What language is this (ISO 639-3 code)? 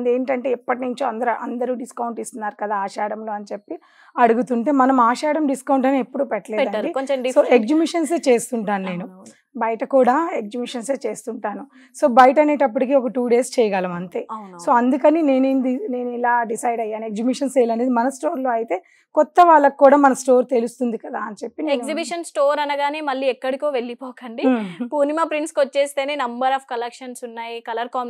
tel